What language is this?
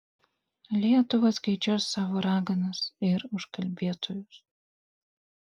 Lithuanian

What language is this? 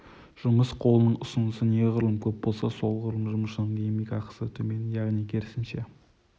Kazakh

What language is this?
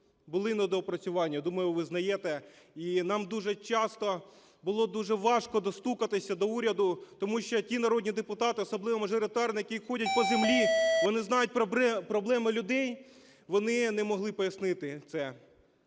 Ukrainian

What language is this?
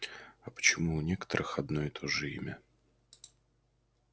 Russian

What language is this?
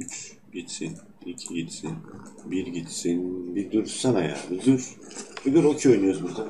Turkish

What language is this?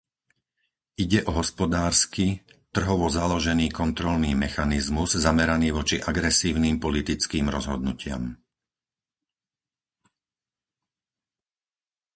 Slovak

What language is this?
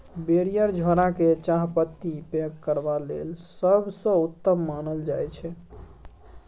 Maithili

